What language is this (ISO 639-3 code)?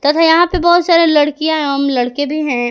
hin